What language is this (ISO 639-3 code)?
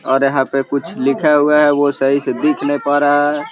mag